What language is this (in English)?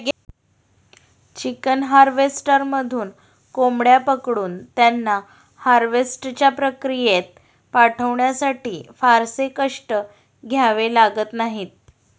Marathi